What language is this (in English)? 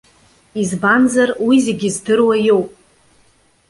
Abkhazian